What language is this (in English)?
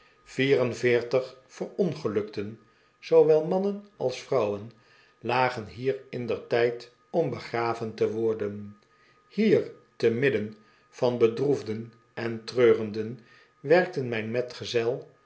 Dutch